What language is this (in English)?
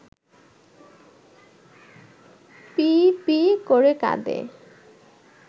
Bangla